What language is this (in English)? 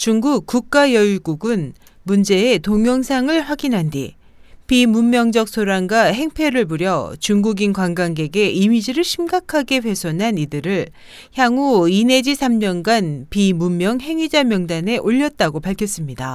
Korean